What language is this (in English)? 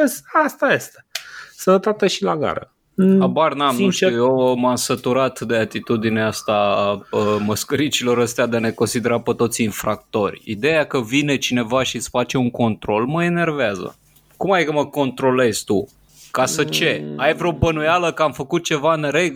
Romanian